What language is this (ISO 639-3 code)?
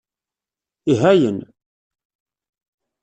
kab